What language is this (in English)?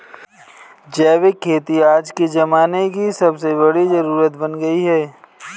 Hindi